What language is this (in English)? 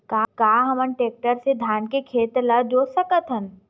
Chhattisgarhi